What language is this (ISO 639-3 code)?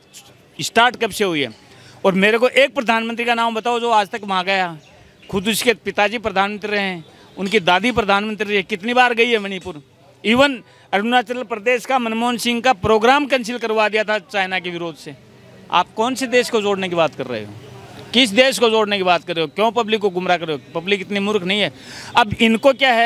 hin